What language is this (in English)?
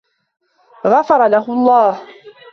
Arabic